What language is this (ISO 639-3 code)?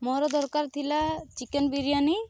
ori